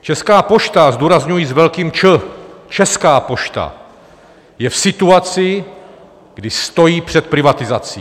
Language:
Czech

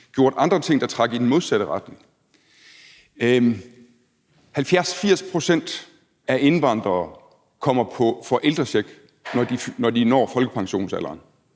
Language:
Danish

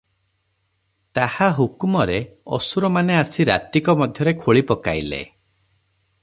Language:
Odia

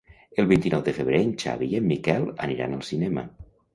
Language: Catalan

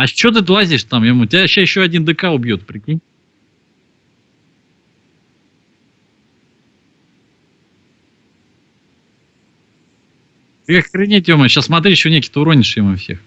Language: Russian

